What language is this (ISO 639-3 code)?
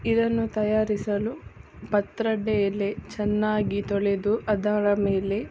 kan